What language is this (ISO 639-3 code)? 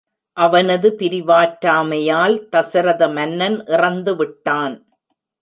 tam